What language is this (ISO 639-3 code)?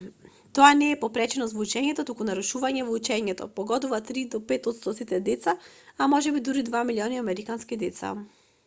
mkd